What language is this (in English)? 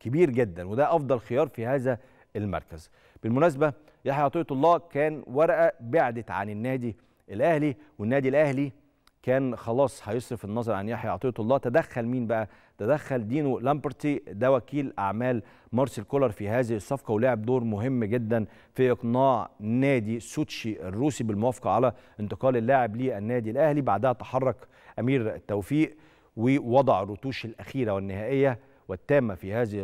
Arabic